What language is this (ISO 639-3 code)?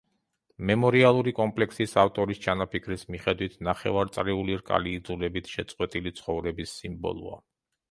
kat